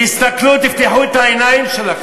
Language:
Hebrew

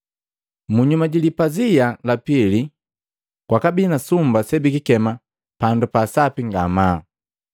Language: Matengo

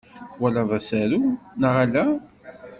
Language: Kabyle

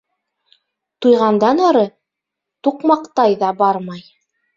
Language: Bashkir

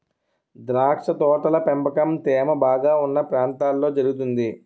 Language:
Telugu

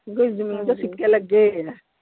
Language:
Punjabi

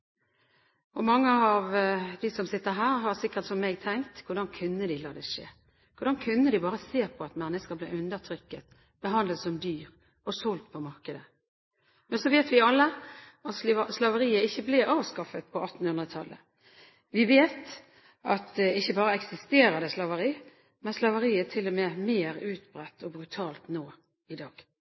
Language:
Norwegian Bokmål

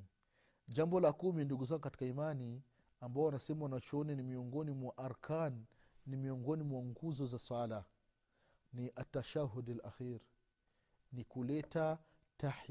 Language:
Swahili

